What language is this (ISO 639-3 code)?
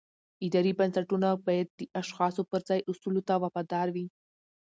pus